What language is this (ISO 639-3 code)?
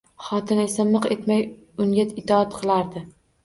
uzb